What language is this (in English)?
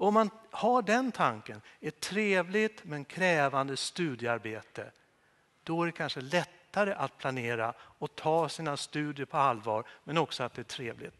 Swedish